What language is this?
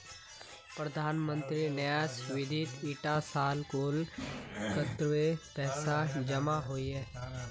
Magahi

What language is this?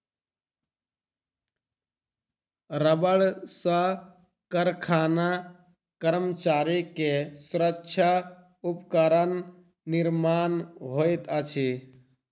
Maithili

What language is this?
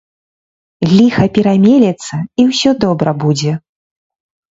Belarusian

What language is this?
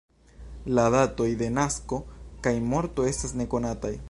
Esperanto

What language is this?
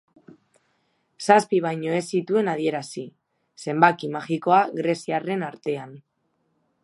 Basque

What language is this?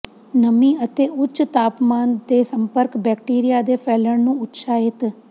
Punjabi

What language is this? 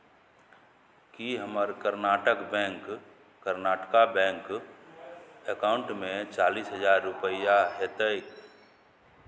Maithili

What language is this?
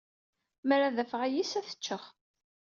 Kabyle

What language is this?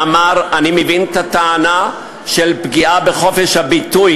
Hebrew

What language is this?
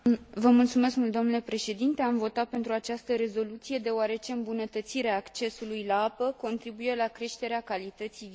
Romanian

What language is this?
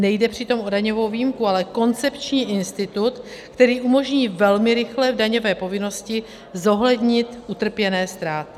Czech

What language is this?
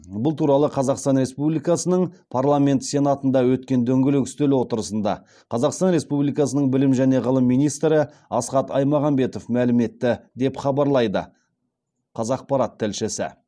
Kazakh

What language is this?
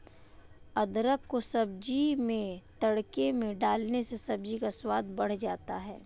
Hindi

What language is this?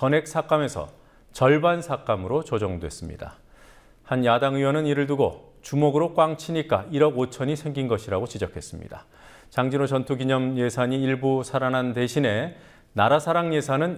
Korean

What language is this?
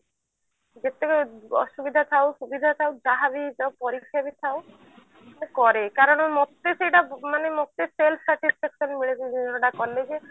Odia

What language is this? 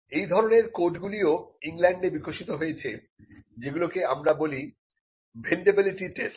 Bangla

